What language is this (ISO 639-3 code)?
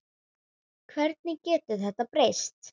isl